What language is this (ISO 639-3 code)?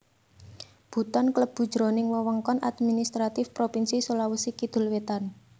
jav